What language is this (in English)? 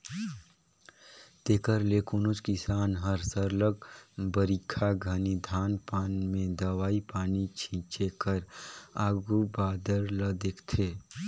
Chhattisgarhi